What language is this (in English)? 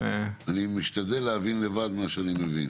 Hebrew